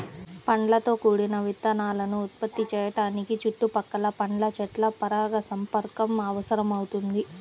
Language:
Telugu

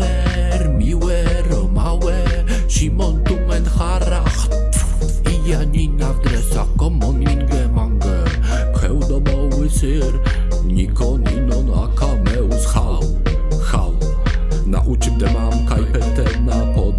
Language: Romansh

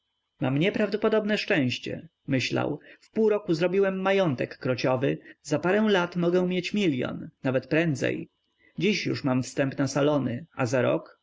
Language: Polish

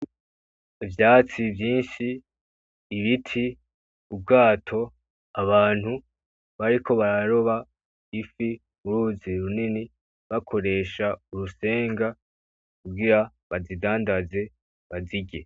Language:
Rundi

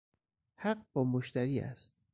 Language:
Persian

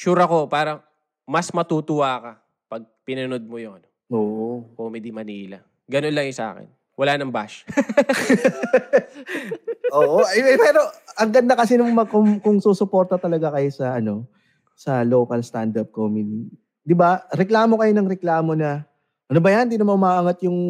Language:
Filipino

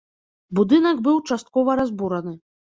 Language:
Belarusian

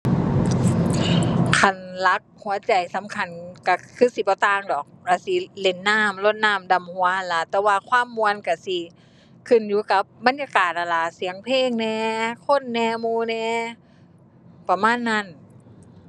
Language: Thai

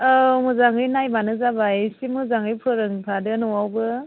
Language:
Bodo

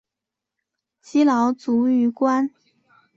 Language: Chinese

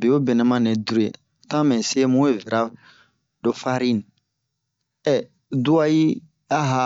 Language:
Bomu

